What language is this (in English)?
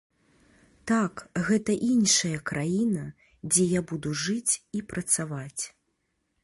Belarusian